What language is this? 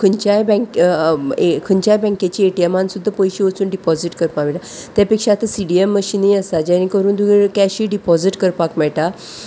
Konkani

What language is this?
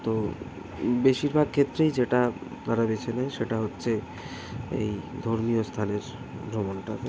Bangla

